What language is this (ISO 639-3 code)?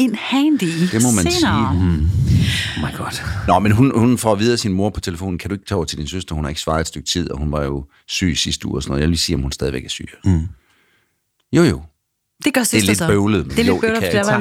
dan